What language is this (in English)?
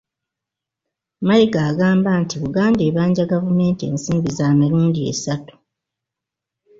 Ganda